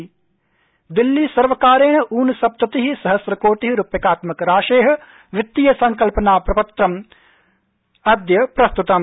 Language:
Sanskrit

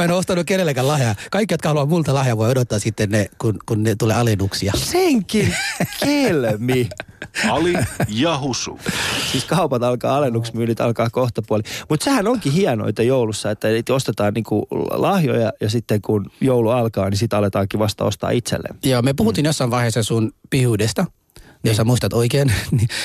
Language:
Finnish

